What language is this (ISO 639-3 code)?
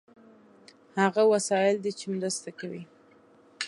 pus